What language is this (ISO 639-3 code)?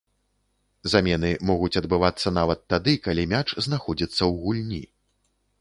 bel